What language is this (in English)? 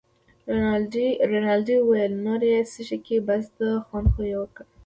Pashto